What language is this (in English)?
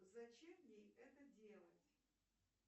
Russian